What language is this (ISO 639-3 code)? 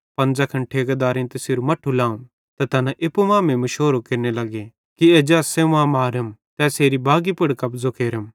bhd